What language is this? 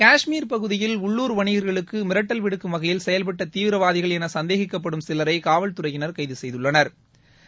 Tamil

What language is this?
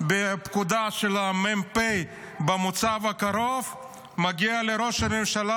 Hebrew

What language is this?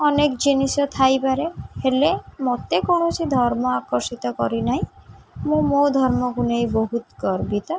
Odia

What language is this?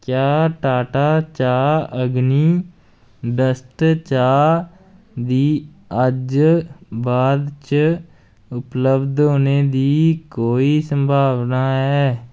Dogri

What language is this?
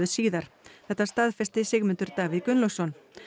Icelandic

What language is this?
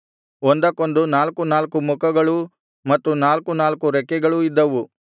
Kannada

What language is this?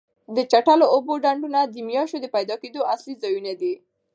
Pashto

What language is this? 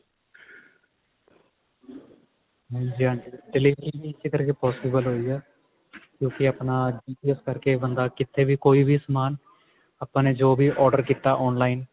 Punjabi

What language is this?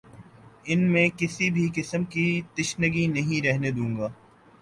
Urdu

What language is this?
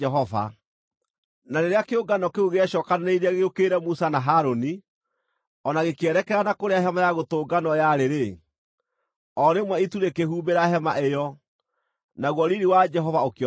Kikuyu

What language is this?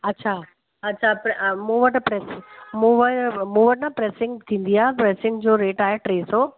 Sindhi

